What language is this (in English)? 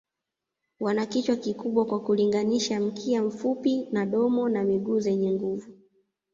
Swahili